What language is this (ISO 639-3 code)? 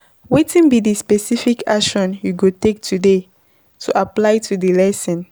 pcm